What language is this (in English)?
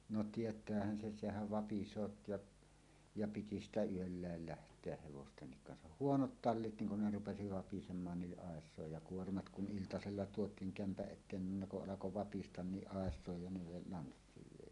Finnish